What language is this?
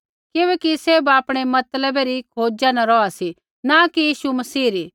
Kullu Pahari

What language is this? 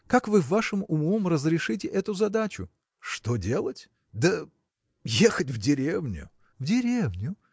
Russian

